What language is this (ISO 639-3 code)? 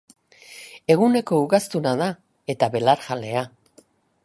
eus